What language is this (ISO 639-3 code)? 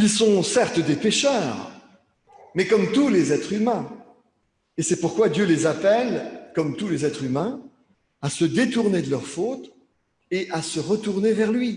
fra